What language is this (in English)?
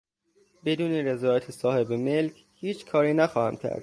Persian